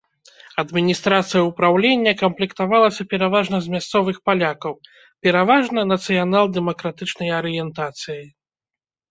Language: Belarusian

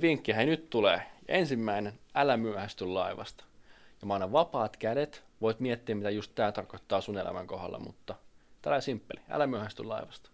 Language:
Finnish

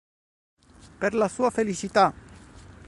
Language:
Italian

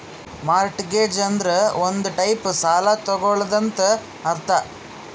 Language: Kannada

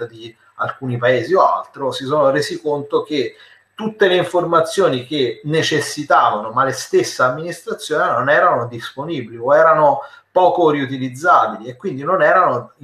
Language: Italian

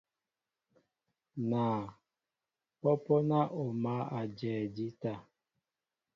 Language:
Mbo (Cameroon)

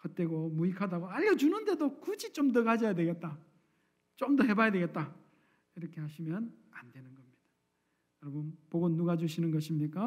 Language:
Korean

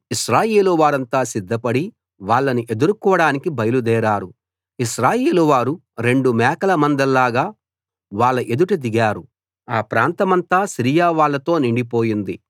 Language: Telugu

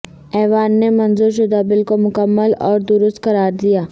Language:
Urdu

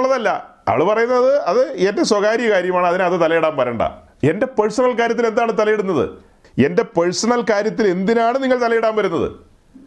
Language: Malayalam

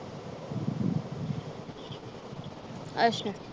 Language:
Punjabi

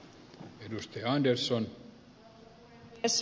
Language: Finnish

